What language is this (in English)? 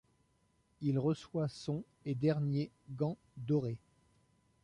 French